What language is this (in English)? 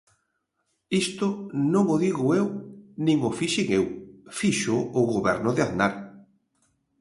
Galician